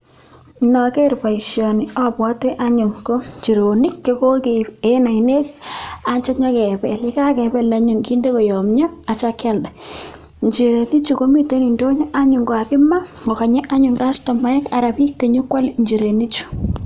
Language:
Kalenjin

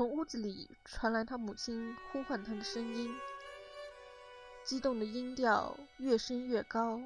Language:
Chinese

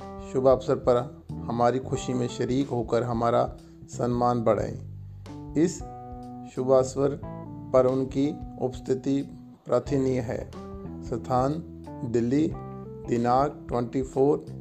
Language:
Hindi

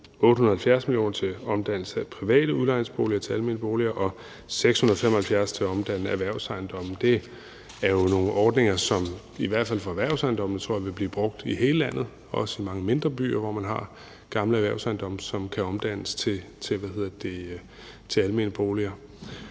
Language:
Danish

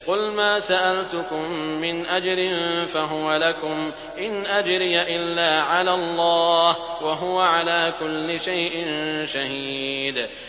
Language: Arabic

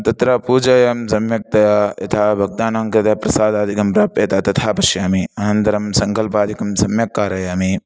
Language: Sanskrit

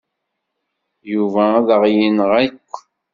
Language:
Kabyle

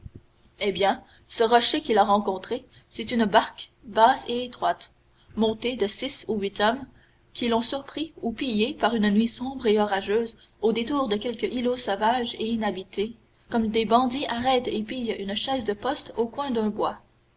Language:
French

